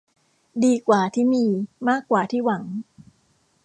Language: Thai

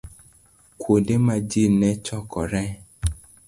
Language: Luo (Kenya and Tanzania)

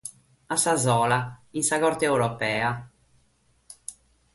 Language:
Sardinian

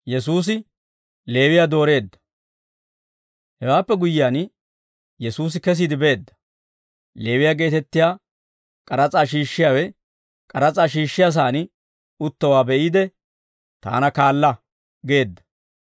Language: Dawro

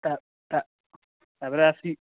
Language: Odia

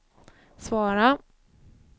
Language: Swedish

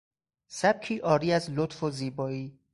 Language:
Persian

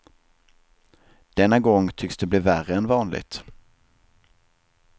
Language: Swedish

